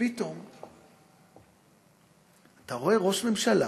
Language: Hebrew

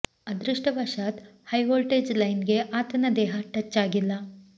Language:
Kannada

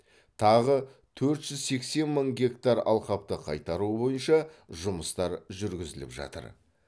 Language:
Kazakh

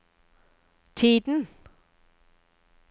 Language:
Norwegian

